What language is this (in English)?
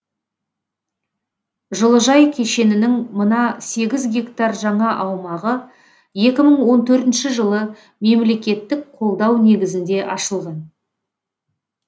Kazakh